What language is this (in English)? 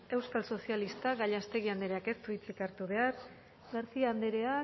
Basque